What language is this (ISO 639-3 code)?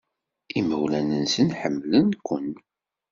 kab